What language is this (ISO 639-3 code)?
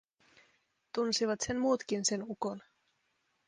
fin